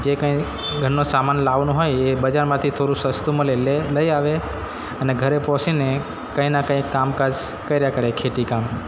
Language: Gujarati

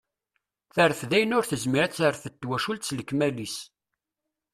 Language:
Kabyle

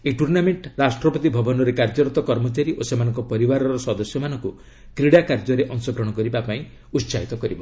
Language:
Odia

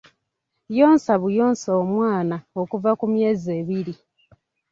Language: Ganda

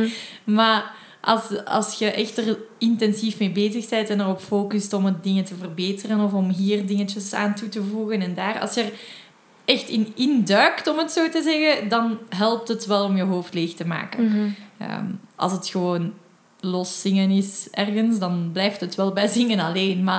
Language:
Dutch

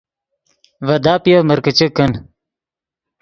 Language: Yidgha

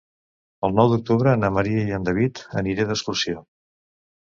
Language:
Catalan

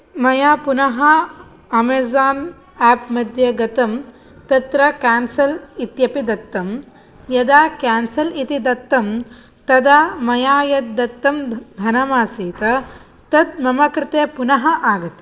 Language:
Sanskrit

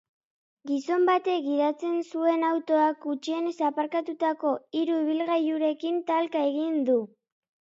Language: Basque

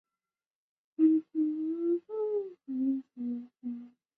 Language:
Chinese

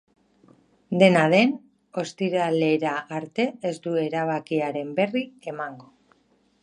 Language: Basque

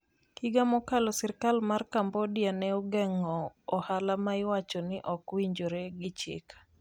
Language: Luo (Kenya and Tanzania)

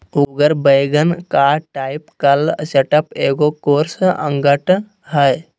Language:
Magahi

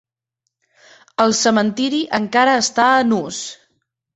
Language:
Catalan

